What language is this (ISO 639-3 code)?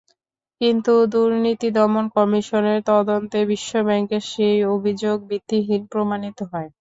ben